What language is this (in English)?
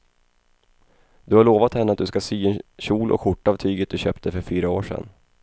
Swedish